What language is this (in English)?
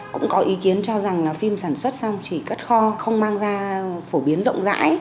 Vietnamese